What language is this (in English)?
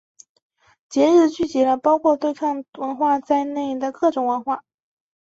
Chinese